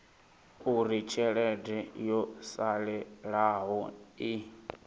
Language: Venda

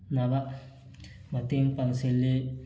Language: Manipuri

